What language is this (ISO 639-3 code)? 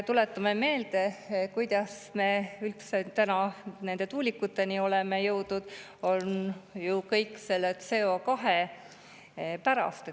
est